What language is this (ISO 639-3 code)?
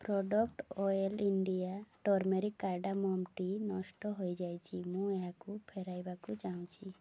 ori